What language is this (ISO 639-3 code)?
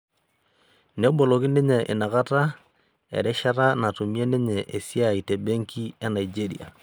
mas